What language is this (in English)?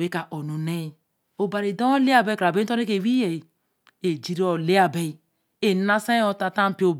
Eleme